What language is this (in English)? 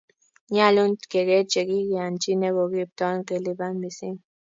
Kalenjin